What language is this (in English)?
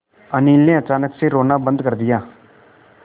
Hindi